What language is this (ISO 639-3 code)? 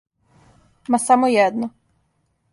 srp